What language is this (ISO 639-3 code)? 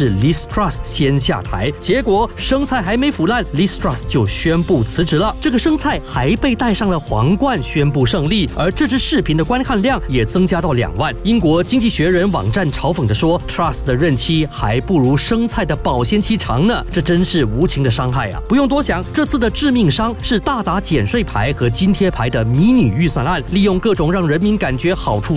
zho